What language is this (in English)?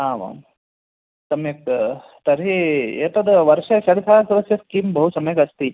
Sanskrit